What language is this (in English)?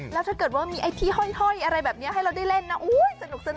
Thai